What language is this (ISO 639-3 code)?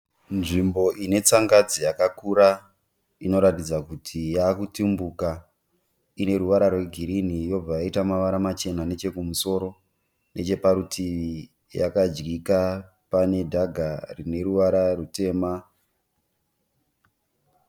sna